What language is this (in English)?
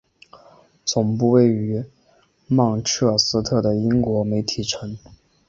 Chinese